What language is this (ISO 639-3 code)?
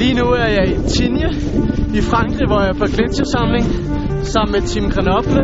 dan